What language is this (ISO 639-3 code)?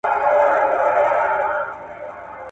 pus